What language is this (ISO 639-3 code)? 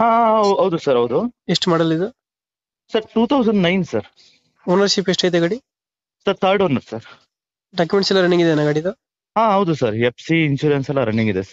kan